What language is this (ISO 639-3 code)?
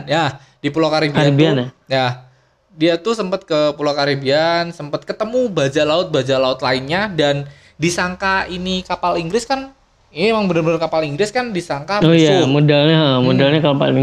ind